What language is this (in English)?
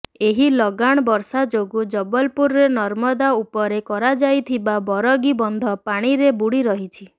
Odia